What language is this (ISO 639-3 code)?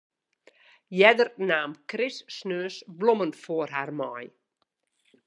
fry